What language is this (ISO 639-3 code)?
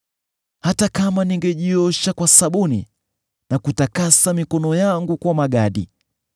swa